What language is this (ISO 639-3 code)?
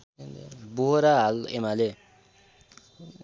nep